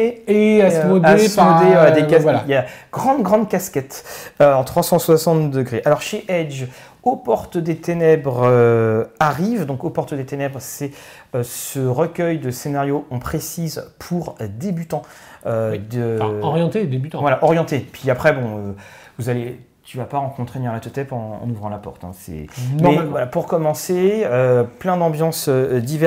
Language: French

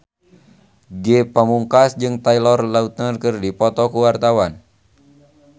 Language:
Sundanese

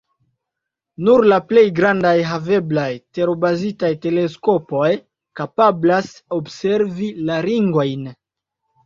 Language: Esperanto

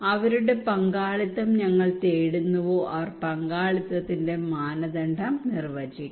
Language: Malayalam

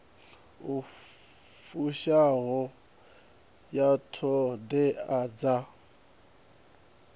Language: Venda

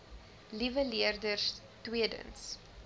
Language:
Afrikaans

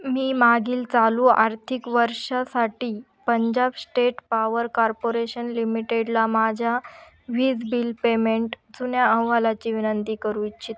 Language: Marathi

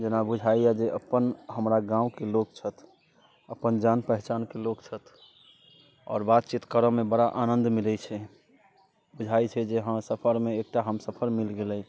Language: Maithili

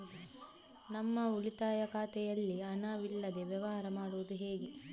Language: Kannada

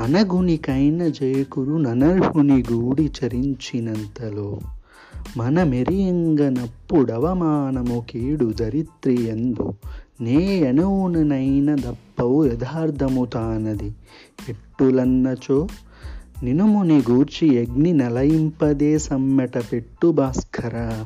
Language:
Telugu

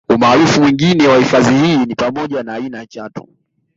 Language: Swahili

